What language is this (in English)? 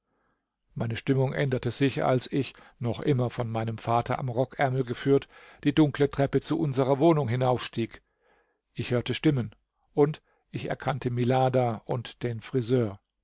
German